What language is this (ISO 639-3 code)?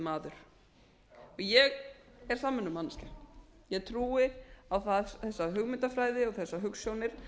isl